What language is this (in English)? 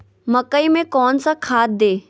Magahi